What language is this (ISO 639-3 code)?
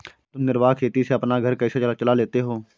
hin